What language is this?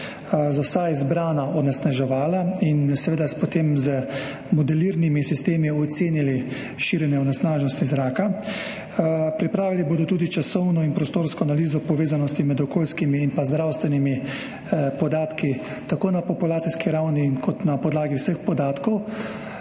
Slovenian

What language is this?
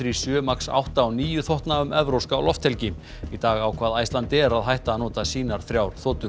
Icelandic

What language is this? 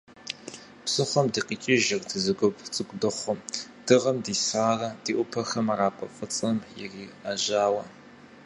Kabardian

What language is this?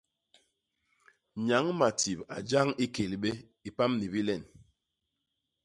Basaa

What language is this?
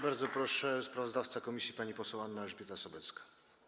Polish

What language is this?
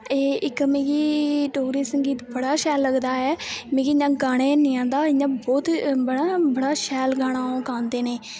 Dogri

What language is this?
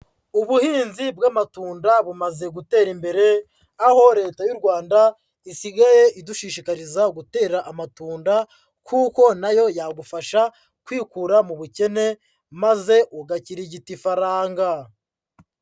Kinyarwanda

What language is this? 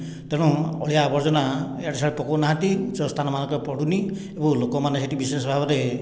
Odia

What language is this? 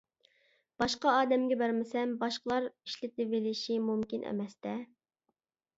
Uyghur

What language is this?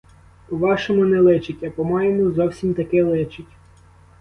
Ukrainian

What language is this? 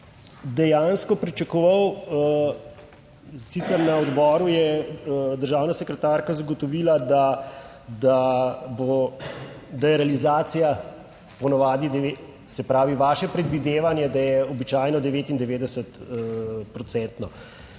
Slovenian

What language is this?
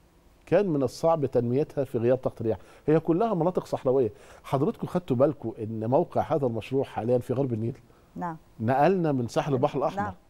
Arabic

